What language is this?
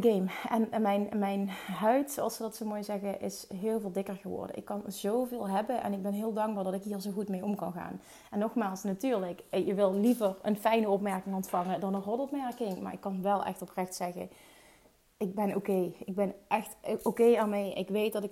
Dutch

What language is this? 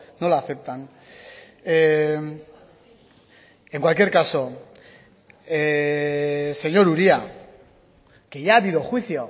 Spanish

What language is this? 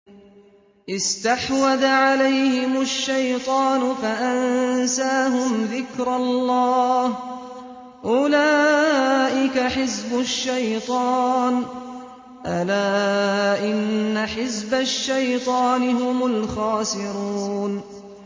Arabic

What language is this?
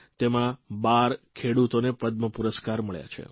Gujarati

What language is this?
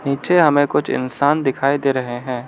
Hindi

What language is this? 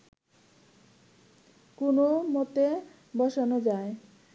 Bangla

